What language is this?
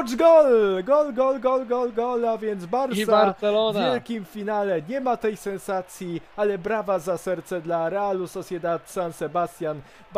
Polish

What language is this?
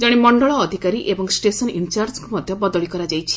Odia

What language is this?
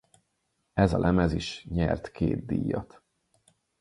Hungarian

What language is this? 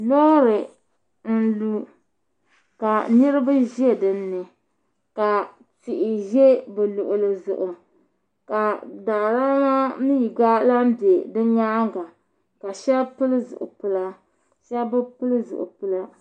Dagbani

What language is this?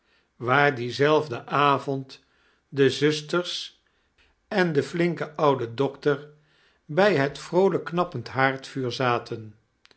Dutch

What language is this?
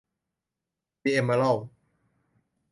Thai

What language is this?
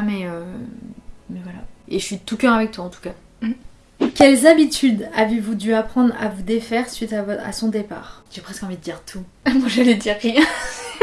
French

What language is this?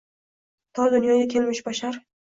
Uzbek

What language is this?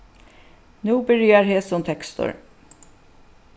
Faroese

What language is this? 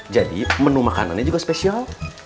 Indonesian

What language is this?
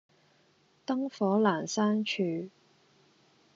Cantonese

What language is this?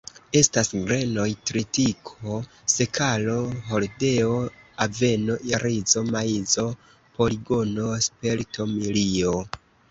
Esperanto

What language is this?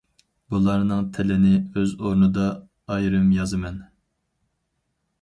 Uyghur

